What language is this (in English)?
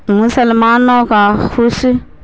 Urdu